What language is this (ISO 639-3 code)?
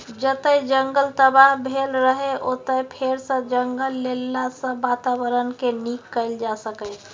mai